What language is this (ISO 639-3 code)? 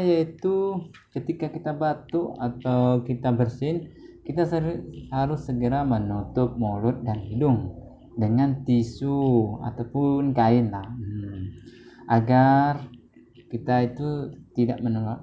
ind